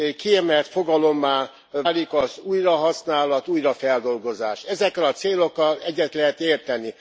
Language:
Hungarian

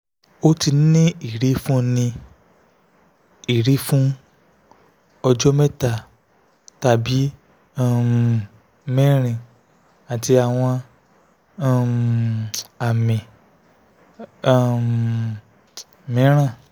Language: Yoruba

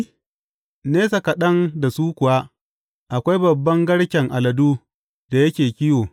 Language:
Hausa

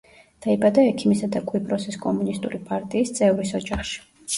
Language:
Georgian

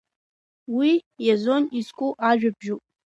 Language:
Abkhazian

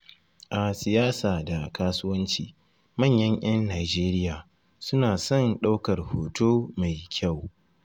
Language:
Hausa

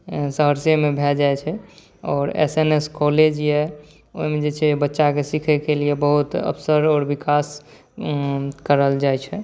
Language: Maithili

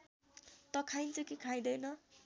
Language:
Nepali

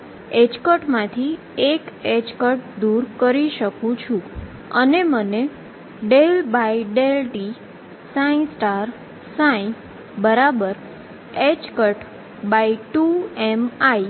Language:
Gujarati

